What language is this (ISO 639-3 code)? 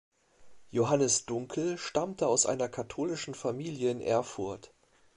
deu